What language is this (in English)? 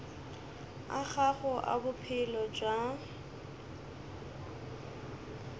Northern Sotho